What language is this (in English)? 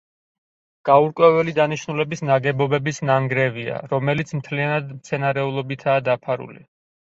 Georgian